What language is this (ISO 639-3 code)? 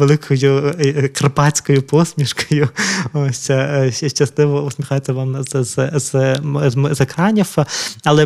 ukr